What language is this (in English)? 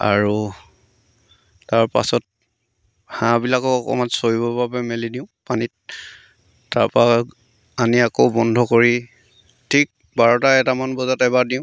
Assamese